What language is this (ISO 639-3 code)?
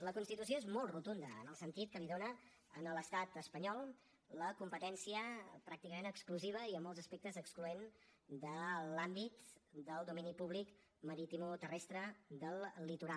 cat